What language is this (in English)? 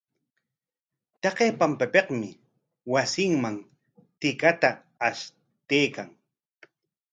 Corongo Ancash Quechua